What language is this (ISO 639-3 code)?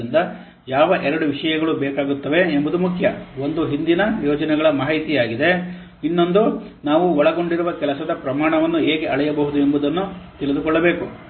kan